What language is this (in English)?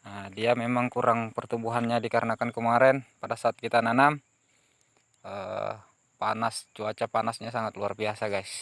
Indonesian